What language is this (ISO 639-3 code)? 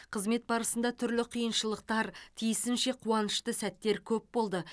kaz